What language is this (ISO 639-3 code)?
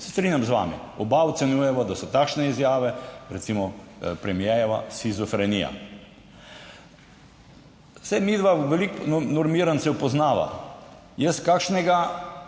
slv